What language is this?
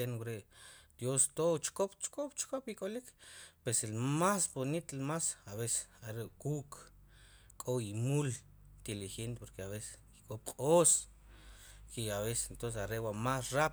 Sipacapense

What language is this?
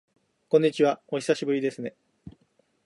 Japanese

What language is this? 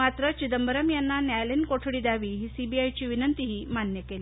Marathi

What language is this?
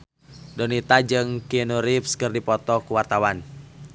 Sundanese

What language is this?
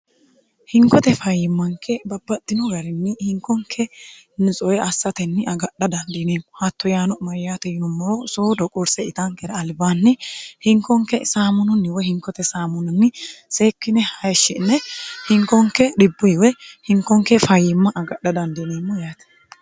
Sidamo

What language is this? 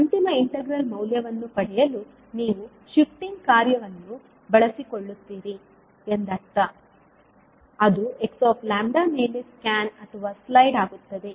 Kannada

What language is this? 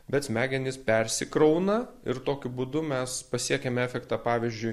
Lithuanian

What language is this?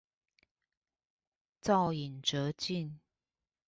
Chinese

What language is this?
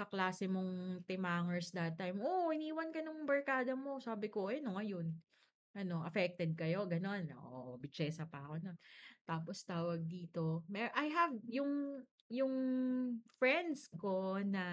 Filipino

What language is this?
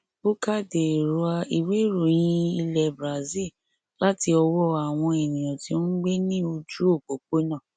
Yoruba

